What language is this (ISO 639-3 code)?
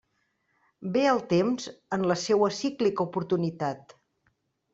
cat